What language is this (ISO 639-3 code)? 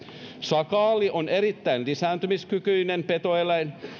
fin